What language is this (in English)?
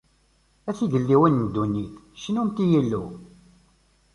Kabyle